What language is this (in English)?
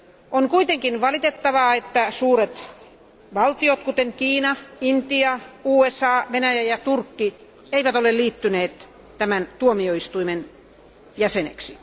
Finnish